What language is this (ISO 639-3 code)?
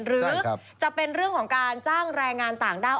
tha